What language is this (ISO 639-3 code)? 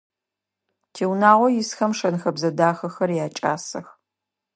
ady